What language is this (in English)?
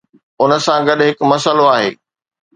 Sindhi